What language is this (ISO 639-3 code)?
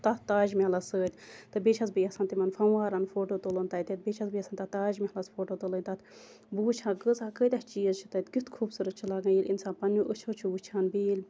kas